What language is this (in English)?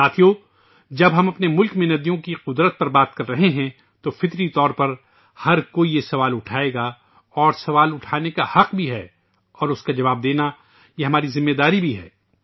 Urdu